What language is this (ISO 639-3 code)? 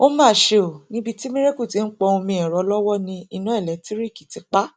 yor